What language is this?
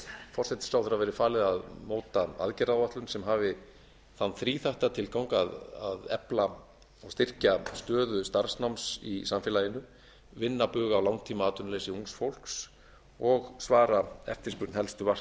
Icelandic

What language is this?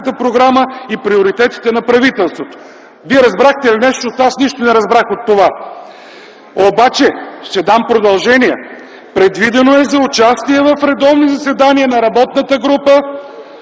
Bulgarian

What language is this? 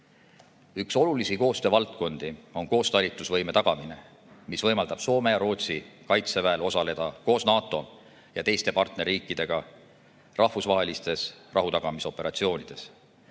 Estonian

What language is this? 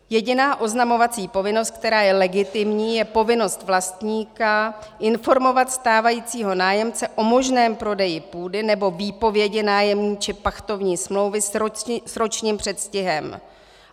Czech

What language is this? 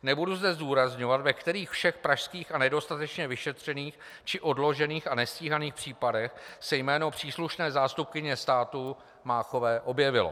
Czech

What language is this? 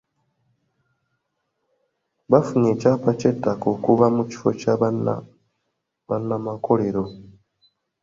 Ganda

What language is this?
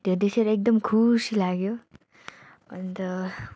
Nepali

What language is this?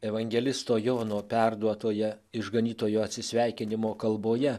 Lithuanian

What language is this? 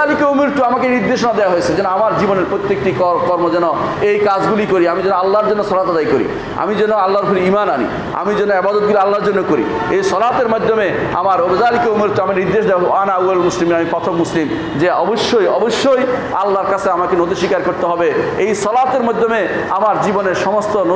Turkish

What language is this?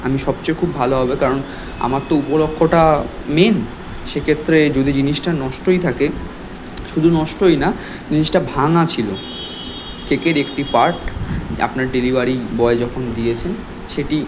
Bangla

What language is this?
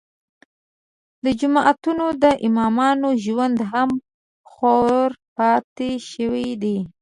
Pashto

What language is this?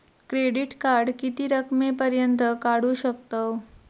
Marathi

